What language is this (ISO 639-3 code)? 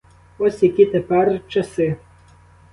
ukr